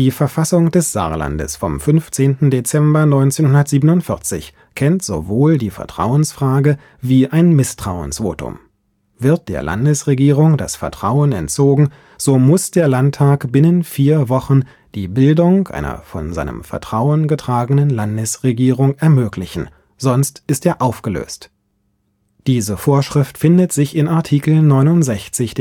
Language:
German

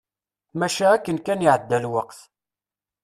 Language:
Kabyle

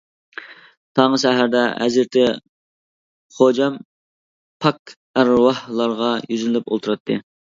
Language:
Uyghur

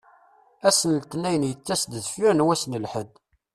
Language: Kabyle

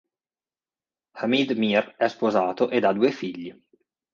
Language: Italian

